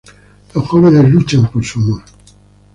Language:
Spanish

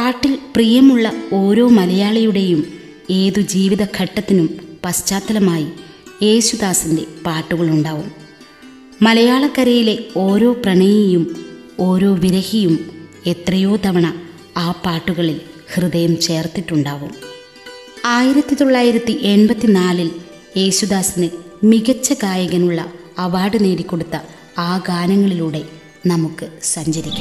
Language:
Malayalam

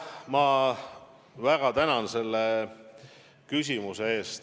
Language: Estonian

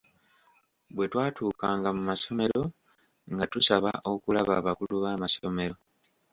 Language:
Ganda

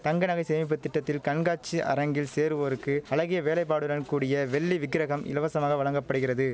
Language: Tamil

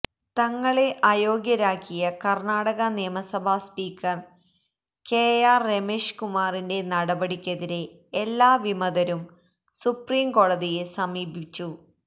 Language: Malayalam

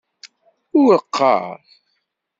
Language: Kabyle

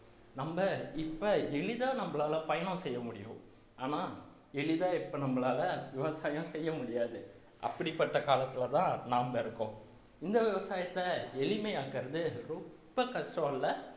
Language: Tamil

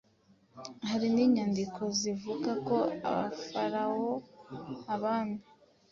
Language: Kinyarwanda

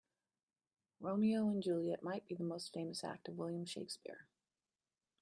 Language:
English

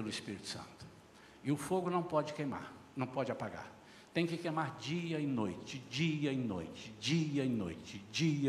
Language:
Portuguese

